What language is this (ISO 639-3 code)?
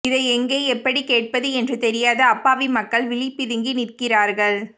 tam